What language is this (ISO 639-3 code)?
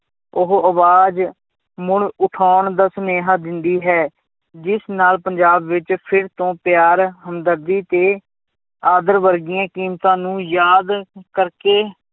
pan